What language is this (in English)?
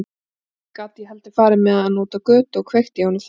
Icelandic